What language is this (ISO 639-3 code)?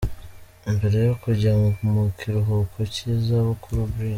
kin